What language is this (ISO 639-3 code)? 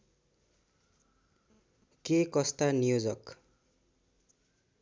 nep